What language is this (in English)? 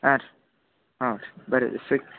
Kannada